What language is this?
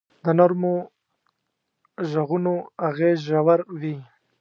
Pashto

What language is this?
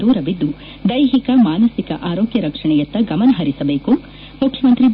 Kannada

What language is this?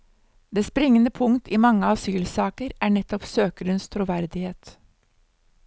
Norwegian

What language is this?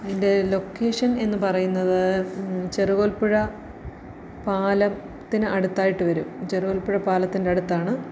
Malayalam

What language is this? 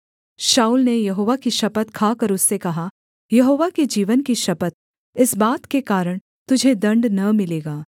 Hindi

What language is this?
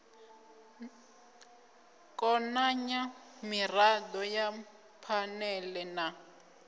Venda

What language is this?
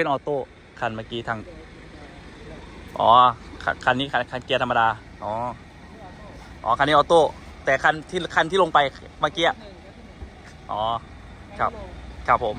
Thai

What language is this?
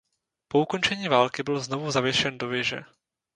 Czech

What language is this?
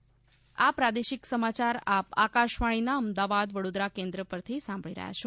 Gujarati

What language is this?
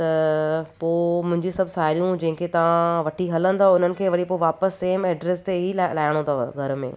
Sindhi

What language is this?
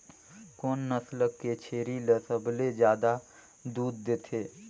Chhattisgarhi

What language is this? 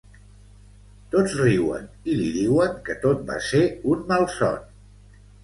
Catalan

